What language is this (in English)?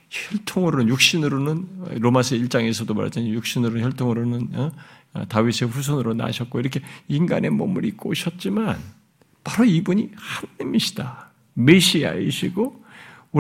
Korean